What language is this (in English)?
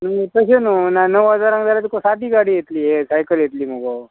Konkani